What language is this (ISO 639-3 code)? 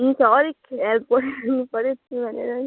nep